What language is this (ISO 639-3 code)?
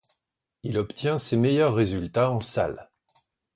fra